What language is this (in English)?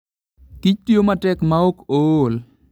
Luo (Kenya and Tanzania)